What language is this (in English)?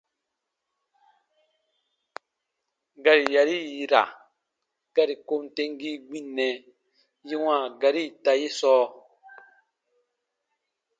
Baatonum